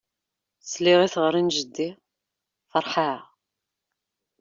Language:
Kabyle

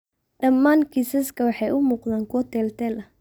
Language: Somali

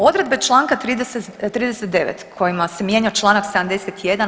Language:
Croatian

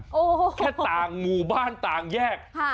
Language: Thai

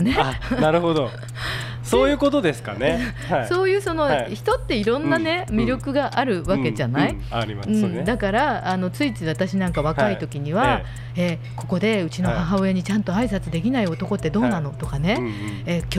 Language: Japanese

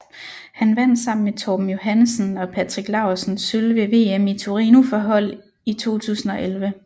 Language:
Danish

